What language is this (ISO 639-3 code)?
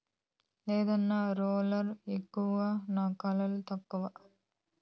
tel